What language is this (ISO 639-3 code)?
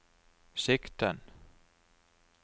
nor